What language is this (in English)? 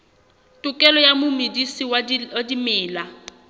Southern Sotho